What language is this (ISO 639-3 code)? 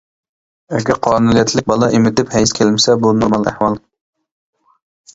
uig